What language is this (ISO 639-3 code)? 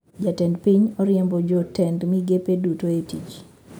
luo